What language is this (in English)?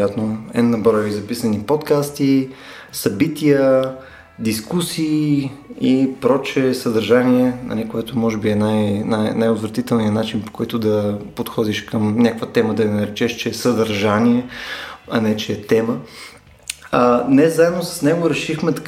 Bulgarian